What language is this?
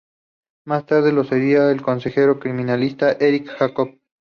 Spanish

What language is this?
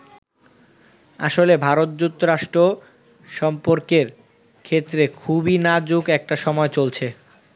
Bangla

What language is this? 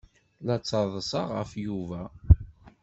Kabyle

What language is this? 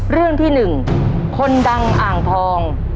Thai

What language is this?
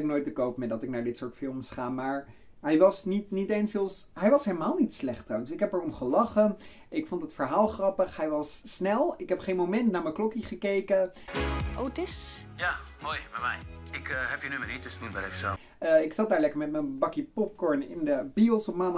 Dutch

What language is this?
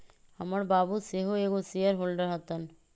Magahi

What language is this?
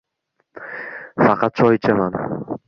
Uzbek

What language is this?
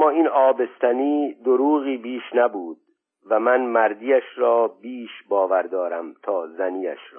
Persian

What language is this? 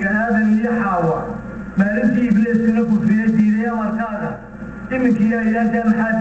Arabic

